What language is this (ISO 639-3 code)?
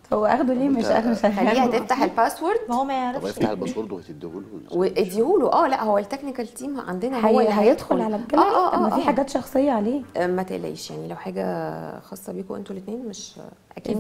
ara